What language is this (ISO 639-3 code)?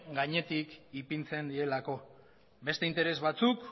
eus